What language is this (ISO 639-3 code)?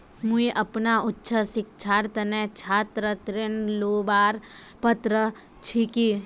mag